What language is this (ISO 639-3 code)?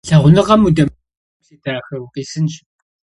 kbd